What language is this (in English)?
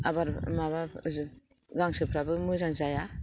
Bodo